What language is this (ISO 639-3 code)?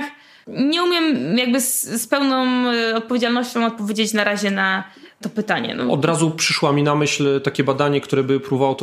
pol